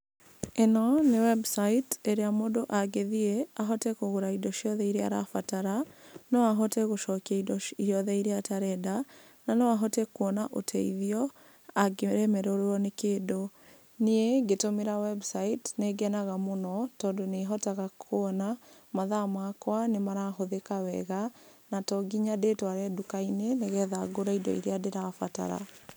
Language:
Kikuyu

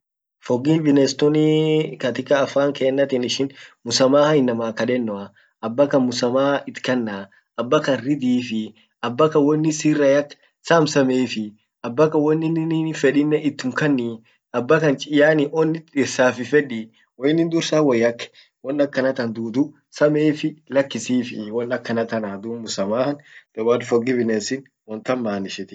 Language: Orma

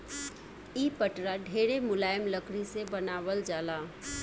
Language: Bhojpuri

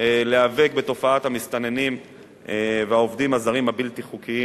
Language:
Hebrew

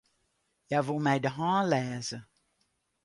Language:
Western Frisian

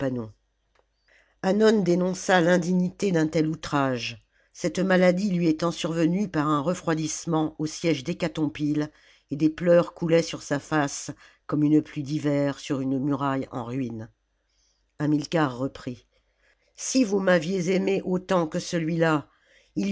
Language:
French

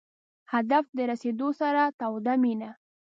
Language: Pashto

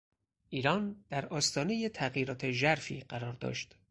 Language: Persian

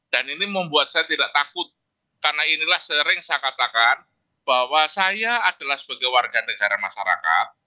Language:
Indonesian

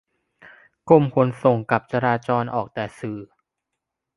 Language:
Thai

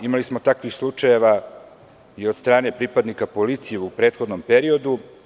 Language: Serbian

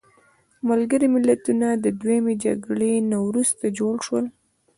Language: Pashto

